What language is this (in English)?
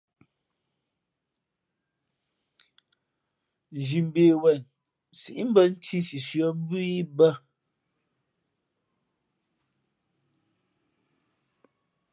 Fe'fe'